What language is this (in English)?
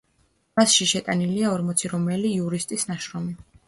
Georgian